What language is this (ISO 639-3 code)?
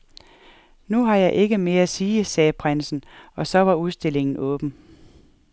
dan